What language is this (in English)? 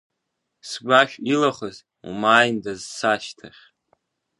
Abkhazian